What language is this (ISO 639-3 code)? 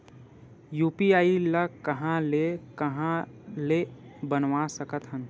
hne